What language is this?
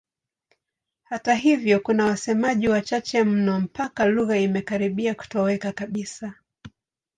Swahili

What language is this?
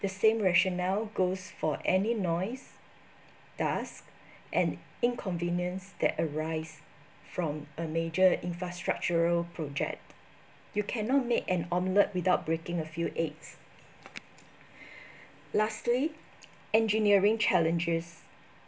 English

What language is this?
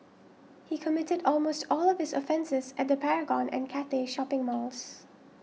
English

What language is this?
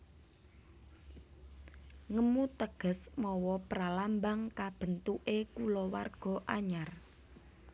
Javanese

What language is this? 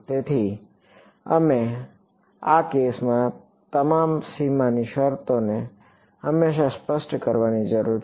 Gujarati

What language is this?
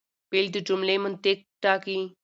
Pashto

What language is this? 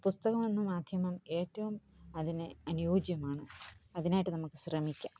Malayalam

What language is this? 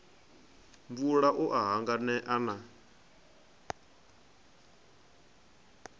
Venda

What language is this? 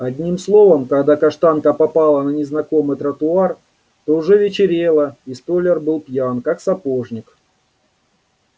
Russian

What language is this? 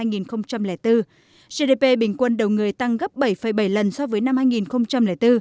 Vietnamese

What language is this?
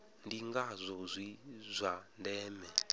Venda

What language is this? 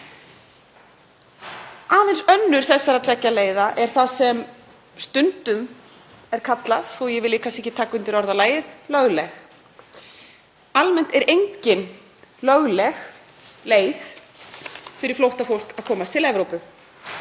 Icelandic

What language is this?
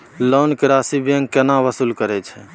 Maithili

